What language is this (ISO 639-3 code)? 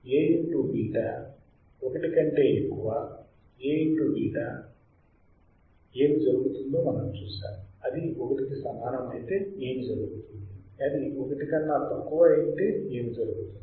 tel